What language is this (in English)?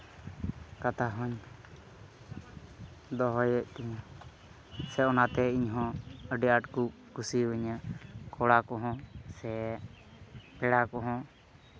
Santali